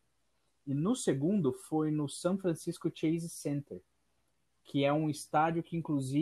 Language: Portuguese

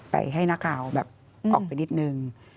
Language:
Thai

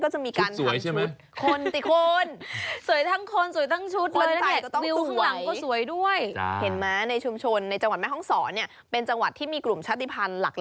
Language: Thai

